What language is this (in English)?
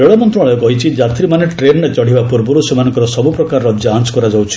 Odia